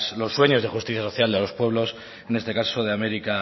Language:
Spanish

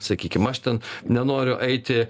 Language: Lithuanian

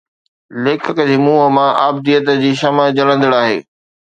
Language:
Sindhi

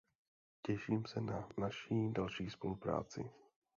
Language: Czech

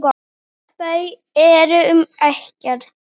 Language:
Icelandic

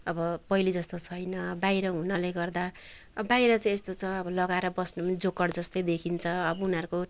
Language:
Nepali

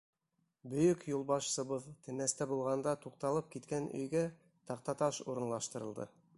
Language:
Bashkir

